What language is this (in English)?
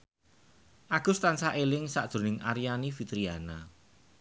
Javanese